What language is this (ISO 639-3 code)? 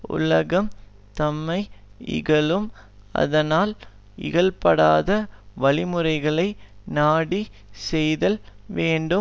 tam